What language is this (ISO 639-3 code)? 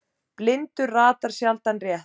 isl